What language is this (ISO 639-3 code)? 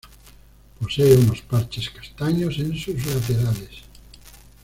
spa